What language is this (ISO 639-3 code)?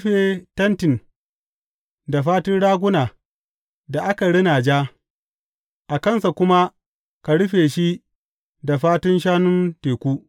hau